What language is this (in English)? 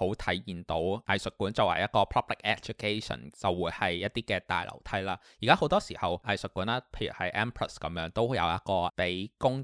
Chinese